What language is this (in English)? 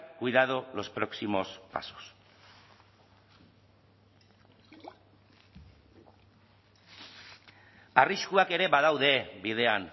Basque